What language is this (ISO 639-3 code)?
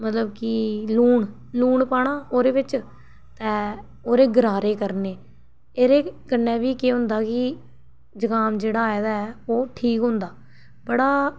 doi